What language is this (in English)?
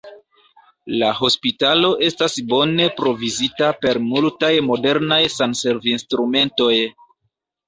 Esperanto